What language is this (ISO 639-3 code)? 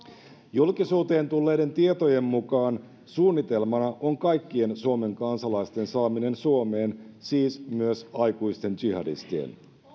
fin